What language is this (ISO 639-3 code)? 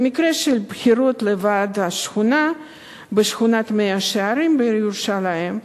heb